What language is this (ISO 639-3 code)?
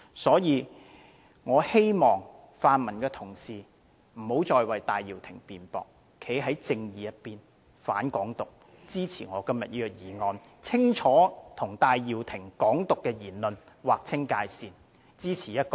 yue